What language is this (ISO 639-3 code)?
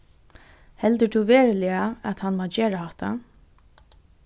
fao